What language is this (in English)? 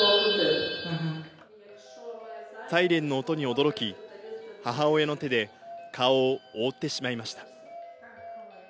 Japanese